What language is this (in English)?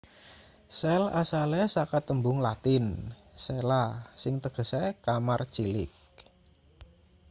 Javanese